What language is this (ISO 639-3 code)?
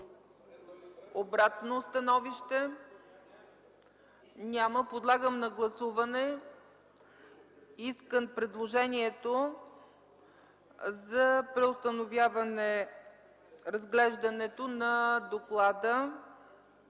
bul